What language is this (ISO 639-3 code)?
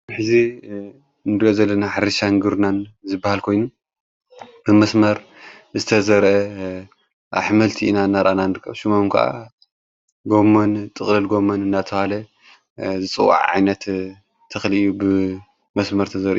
tir